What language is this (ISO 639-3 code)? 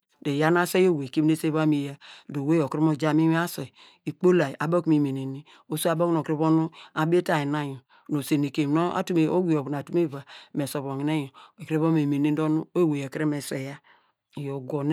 deg